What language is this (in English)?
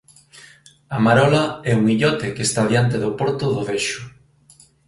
Galician